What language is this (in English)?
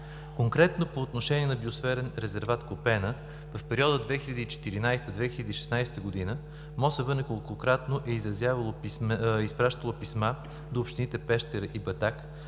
Bulgarian